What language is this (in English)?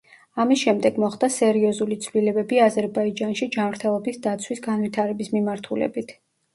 Georgian